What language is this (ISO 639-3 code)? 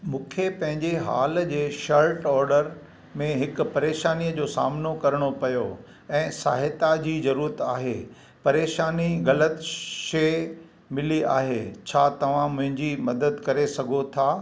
snd